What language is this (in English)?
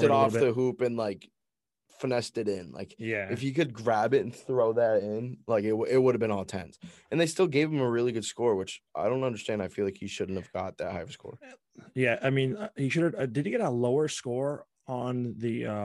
English